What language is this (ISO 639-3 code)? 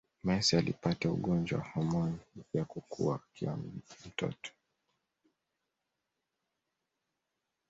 swa